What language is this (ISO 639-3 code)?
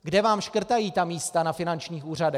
ces